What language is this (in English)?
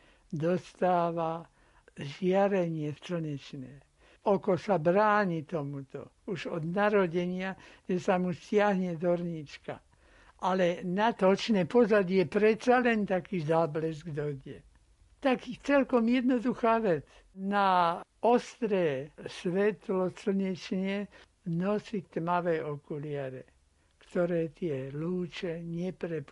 Slovak